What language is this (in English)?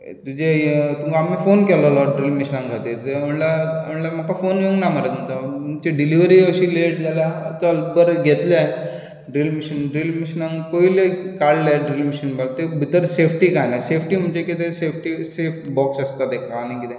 Konkani